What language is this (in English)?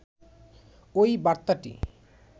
Bangla